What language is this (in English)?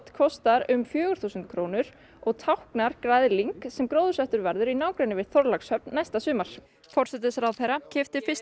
Icelandic